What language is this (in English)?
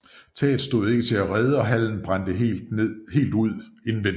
Danish